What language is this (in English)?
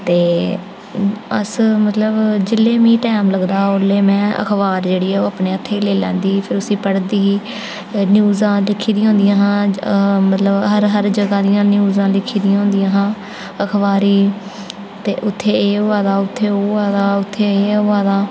Dogri